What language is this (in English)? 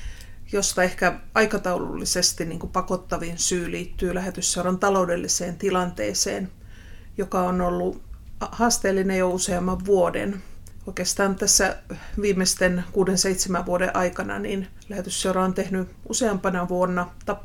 Finnish